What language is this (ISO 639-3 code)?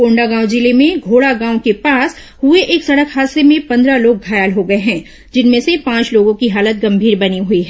hin